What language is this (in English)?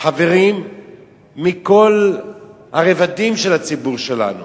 Hebrew